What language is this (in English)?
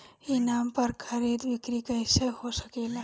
Bhojpuri